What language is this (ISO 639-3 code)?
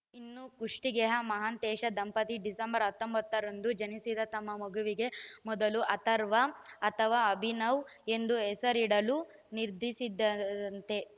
kan